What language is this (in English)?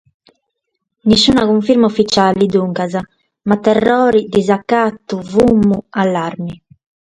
Sardinian